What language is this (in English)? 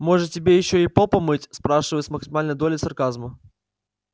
Russian